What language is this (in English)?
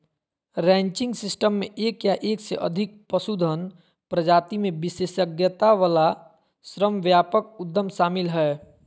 Magahi